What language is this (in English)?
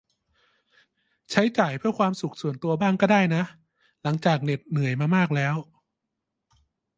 Thai